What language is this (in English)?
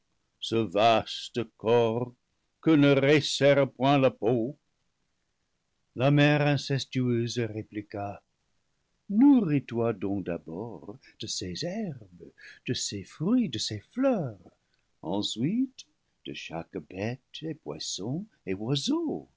French